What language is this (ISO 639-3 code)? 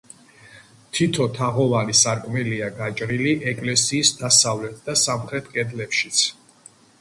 kat